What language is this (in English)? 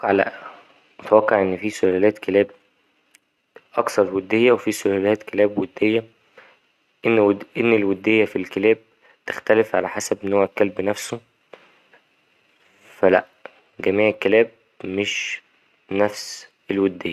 Egyptian Arabic